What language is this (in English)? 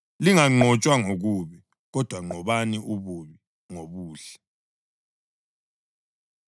North Ndebele